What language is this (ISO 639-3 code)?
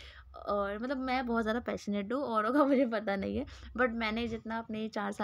hin